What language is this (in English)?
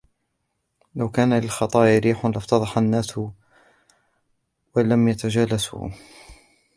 Arabic